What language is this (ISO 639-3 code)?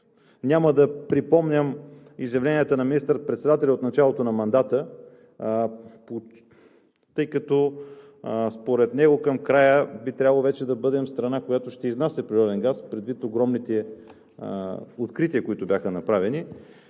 bul